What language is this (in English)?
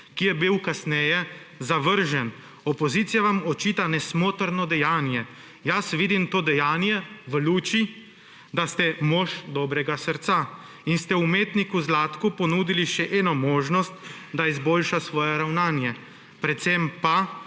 Slovenian